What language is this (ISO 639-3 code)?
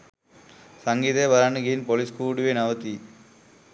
sin